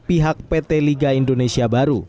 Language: Indonesian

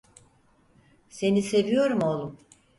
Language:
Turkish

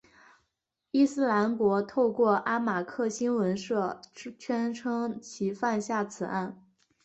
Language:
Chinese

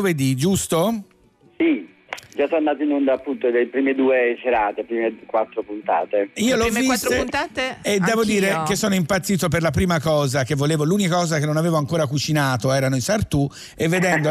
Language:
Italian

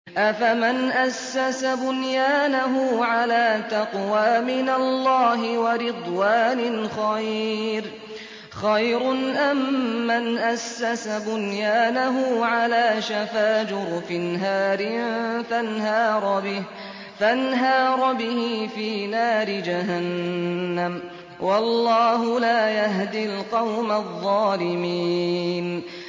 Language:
Arabic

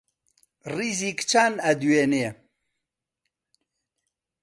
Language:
Central Kurdish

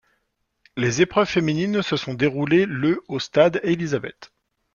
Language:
French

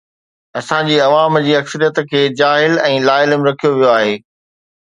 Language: Sindhi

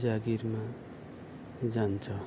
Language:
Nepali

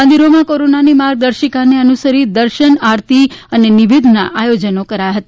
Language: Gujarati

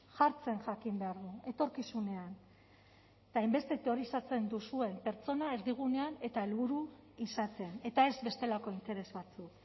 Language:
Basque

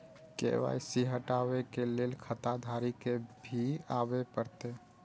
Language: Maithili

